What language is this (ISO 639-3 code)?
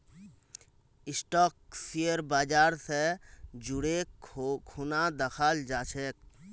mag